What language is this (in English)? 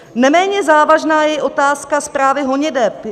Czech